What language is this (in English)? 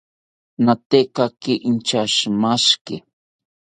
South Ucayali Ashéninka